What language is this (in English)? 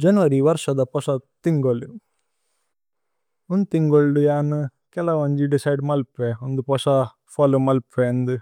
Tulu